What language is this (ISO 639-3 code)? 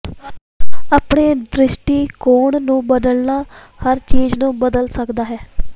pan